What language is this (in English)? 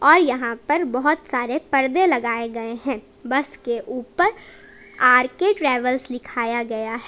Hindi